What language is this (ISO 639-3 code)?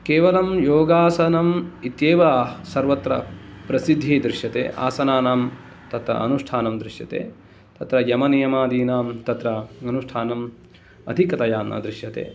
san